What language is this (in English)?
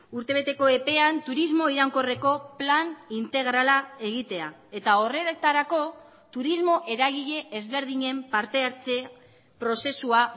Basque